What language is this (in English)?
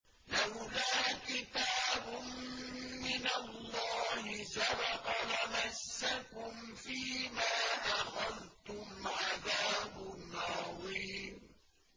Arabic